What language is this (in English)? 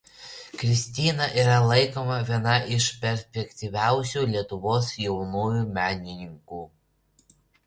Lithuanian